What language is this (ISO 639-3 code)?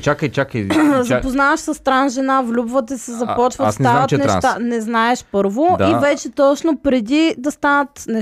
bul